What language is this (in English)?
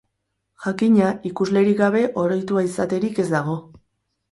Basque